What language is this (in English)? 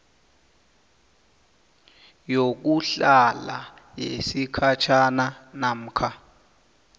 South Ndebele